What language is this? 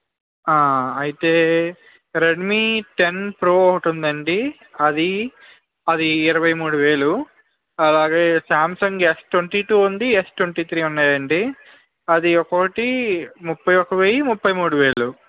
Telugu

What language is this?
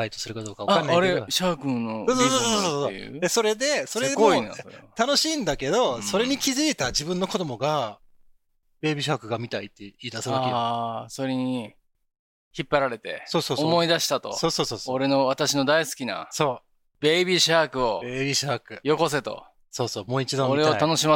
Japanese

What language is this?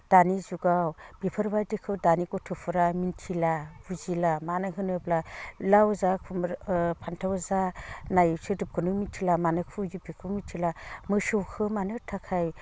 Bodo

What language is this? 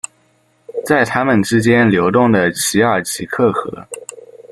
Chinese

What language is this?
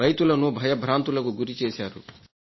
Telugu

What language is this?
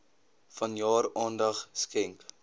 Afrikaans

